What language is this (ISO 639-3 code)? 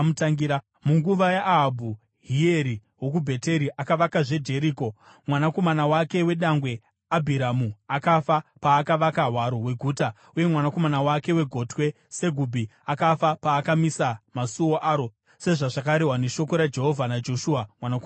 sna